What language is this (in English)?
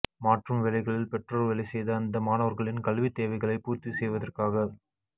Tamil